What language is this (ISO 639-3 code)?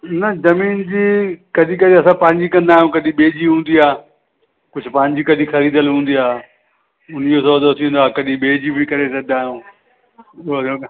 snd